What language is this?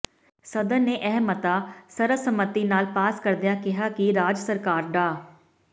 Punjabi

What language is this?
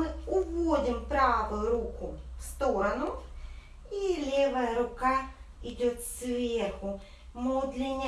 Russian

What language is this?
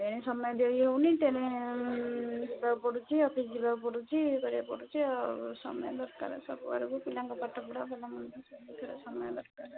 Odia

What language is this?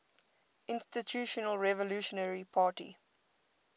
English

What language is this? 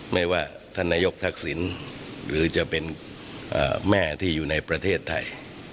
Thai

